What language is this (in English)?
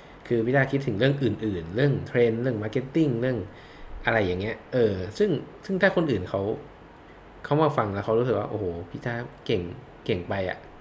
Thai